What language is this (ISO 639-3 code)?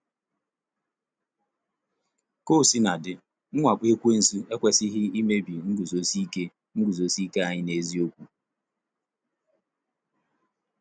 ibo